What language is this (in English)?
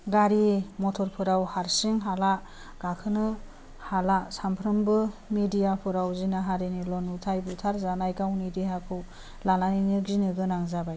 Bodo